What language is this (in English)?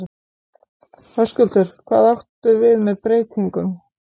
Icelandic